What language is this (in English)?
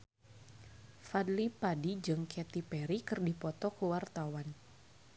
Sundanese